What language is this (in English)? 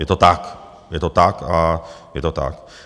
Czech